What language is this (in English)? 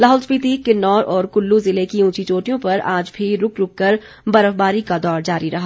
Hindi